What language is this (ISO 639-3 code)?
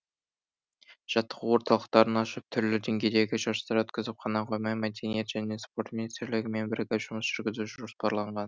kaz